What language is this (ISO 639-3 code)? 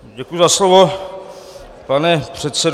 ces